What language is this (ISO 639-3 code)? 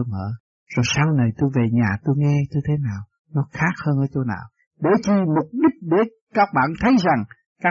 vie